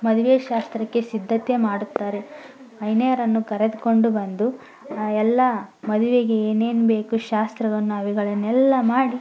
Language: Kannada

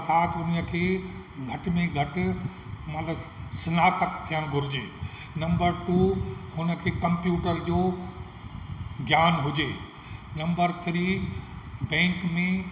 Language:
Sindhi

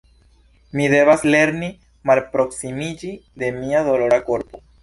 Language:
Esperanto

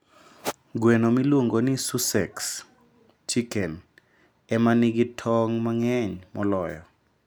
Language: Luo (Kenya and Tanzania)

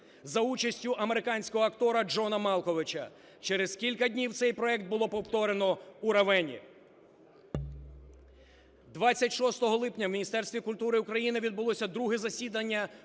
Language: Ukrainian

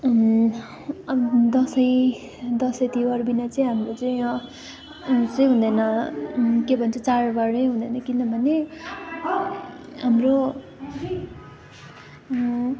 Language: Nepali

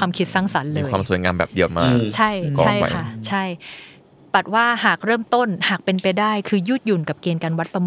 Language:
Thai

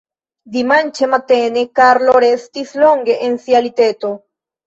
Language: Esperanto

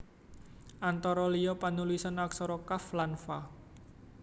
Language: Javanese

